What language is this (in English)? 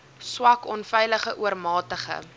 Afrikaans